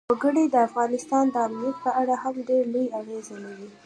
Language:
Pashto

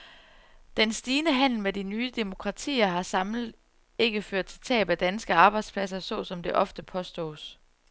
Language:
Danish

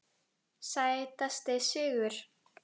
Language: Icelandic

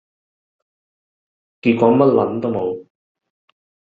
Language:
Cantonese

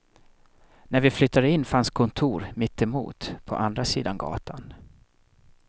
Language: Swedish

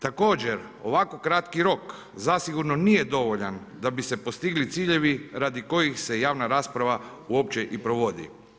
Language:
Croatian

